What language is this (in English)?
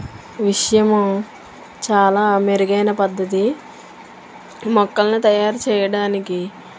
Telugu